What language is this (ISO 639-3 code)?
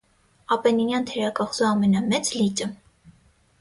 hye